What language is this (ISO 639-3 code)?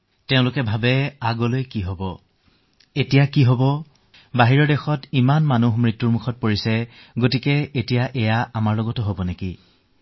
asm